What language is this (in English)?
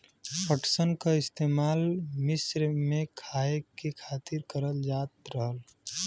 Bhojpuri